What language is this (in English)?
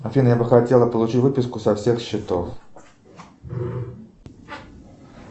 Russian